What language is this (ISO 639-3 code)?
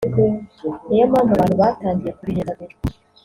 kin